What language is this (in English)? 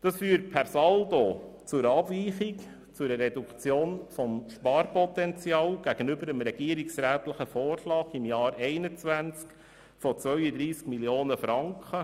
Swiss German